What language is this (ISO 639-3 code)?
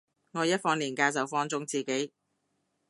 yue